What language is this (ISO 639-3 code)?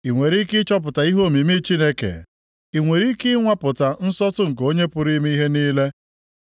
ibo